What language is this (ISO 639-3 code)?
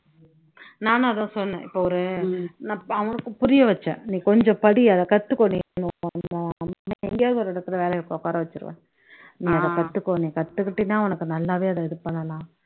tam